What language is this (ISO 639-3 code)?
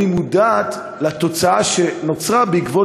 heb